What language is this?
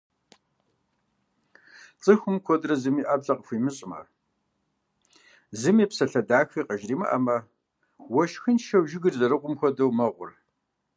Kabardian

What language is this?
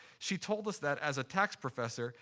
English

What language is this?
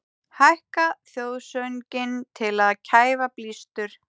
Icelandic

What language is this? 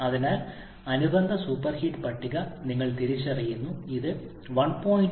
Malayalam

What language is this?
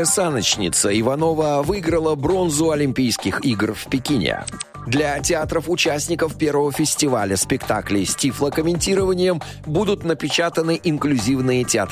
Russian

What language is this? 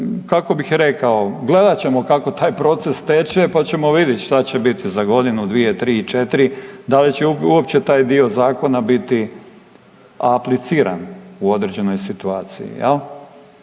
Croatian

